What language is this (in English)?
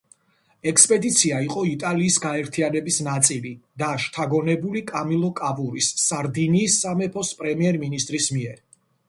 Georgian